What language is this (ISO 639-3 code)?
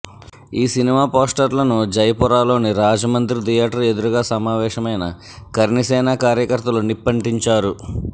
tel